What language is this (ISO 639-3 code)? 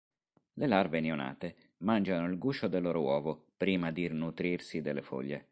ita